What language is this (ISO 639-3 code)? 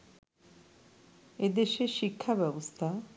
ben